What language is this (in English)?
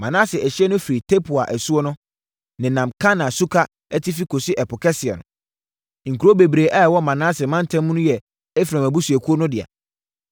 Akan